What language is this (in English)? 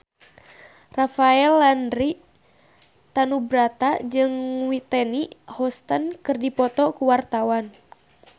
Sundanese